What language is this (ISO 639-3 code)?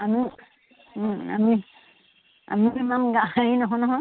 asm